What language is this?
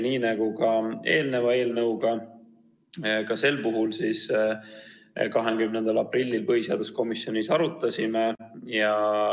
Estonian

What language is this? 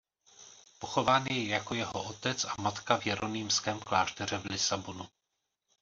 Czech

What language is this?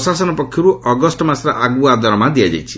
Odia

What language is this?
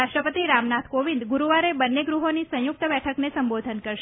Gujarati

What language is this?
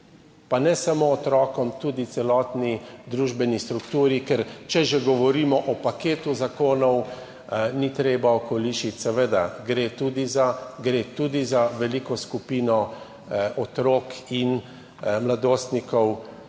Slovenian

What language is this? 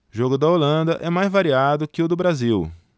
Portuguese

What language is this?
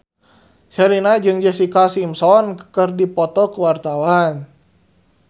Sundanese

